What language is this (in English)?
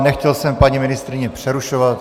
Czech